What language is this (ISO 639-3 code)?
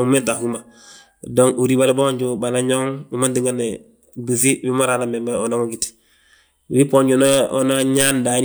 bjt